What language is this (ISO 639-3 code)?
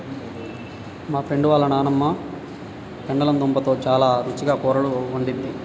tel